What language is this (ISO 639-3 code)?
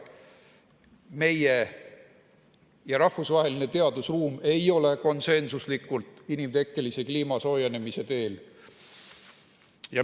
est